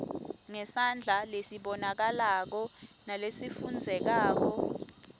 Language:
Swati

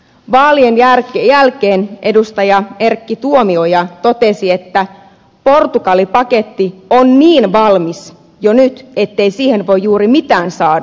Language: Finnish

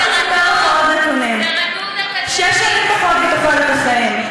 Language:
Hebrew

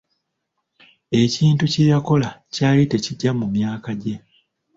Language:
Ganda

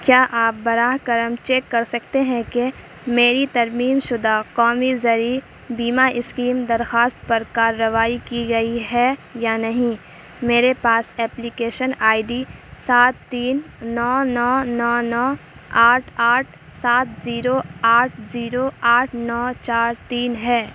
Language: Urdu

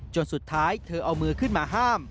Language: Thai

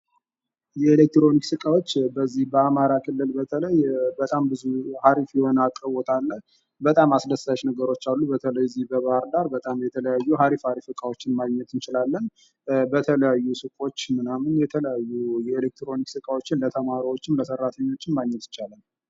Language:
Amharic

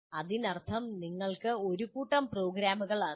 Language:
Malayalam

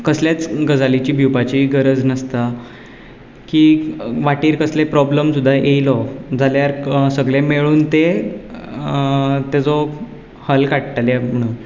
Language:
Konkani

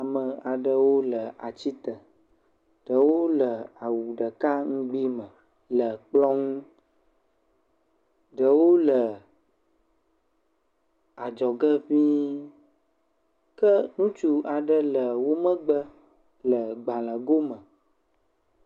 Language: Ewe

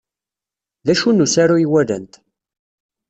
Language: Kabyle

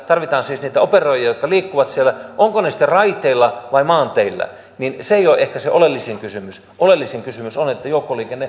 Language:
Finnish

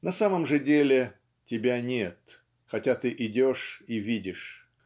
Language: Russian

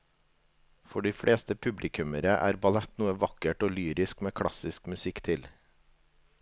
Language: Norwegian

